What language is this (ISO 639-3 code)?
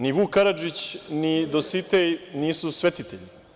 srp